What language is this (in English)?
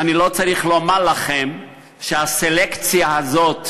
Hebrew